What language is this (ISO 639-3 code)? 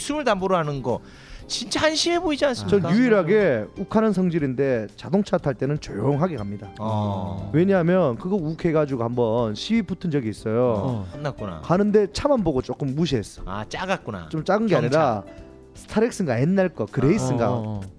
kor